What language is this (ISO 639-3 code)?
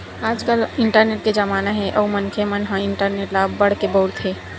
hne